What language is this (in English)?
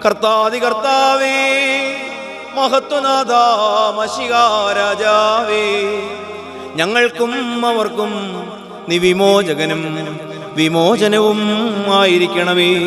Malayalam